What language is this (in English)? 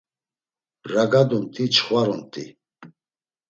Laz